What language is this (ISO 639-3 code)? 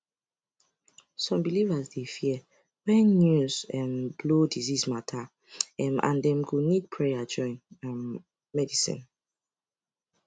pcm